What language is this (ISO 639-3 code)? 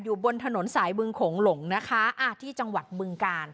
tha